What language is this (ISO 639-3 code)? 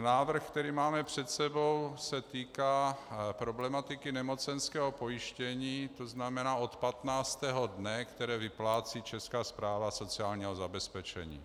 ces